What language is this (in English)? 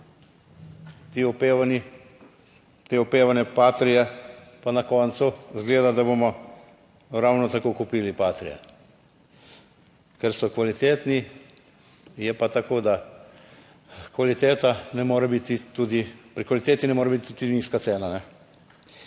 Slovenian